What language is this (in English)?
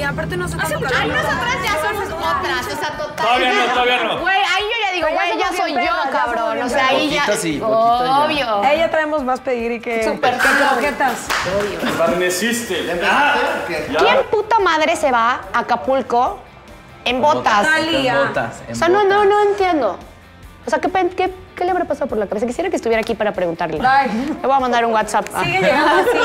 Spanish